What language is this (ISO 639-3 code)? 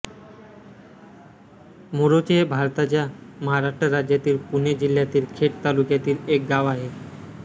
mar